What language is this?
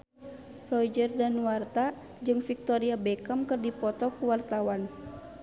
Sundanese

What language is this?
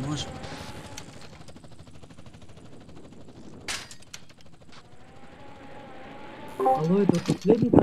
Russian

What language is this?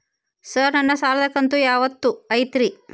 Kannada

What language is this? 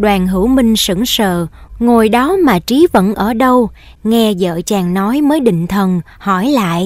Vietnamese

